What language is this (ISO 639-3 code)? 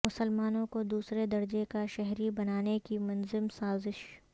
urd